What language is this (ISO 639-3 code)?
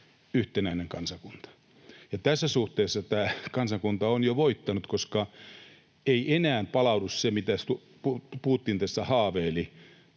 fin